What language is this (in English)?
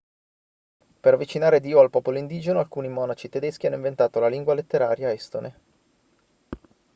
Italian